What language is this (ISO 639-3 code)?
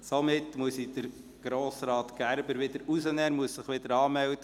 gsw